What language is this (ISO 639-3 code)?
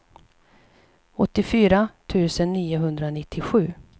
swe